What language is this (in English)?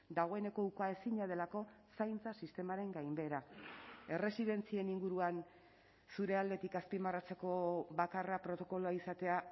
Basque